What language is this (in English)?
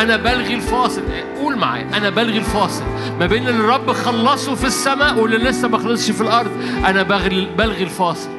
Arabic